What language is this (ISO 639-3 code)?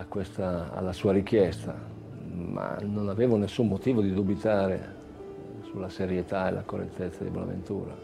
ita